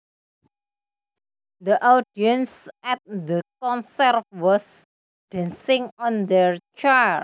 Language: Javanese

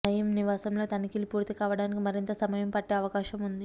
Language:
Telugu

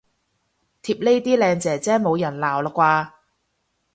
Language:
Cantonese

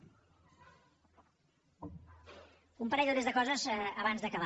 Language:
Catalan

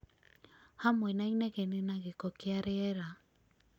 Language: Kikuyu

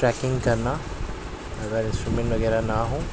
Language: Urdu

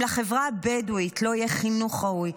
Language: Hebrew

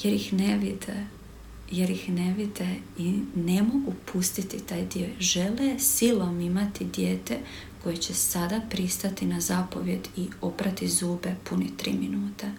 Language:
Croatian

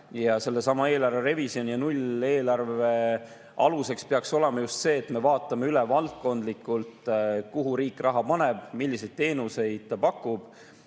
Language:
Estonian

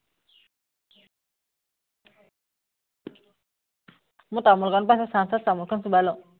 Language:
Assamese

